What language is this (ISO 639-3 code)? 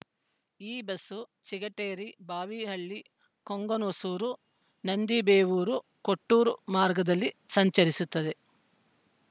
kan